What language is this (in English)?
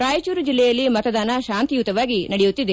Kannada